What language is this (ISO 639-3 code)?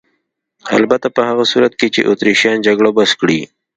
pus